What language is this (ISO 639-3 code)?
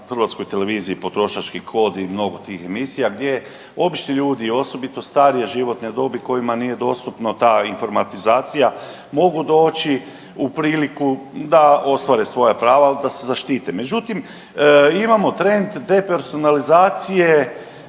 hrv